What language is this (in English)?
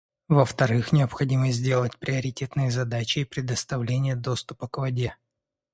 Russian